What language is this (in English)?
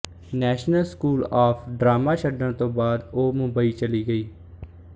Punjabi